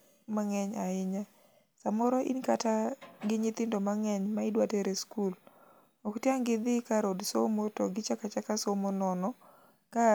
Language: Luo (Kenya and Tanzania)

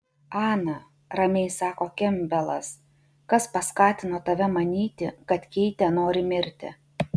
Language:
Lithuanian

